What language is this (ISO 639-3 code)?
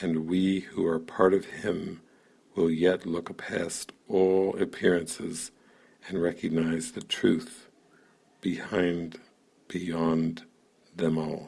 eng